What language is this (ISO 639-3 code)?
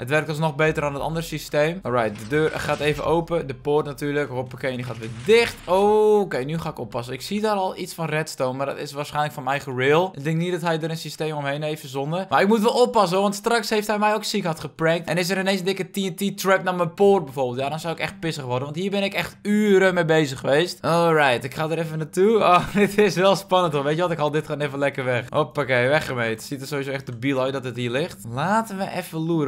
nld